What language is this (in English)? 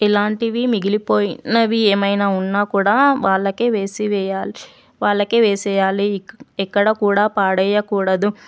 Telugu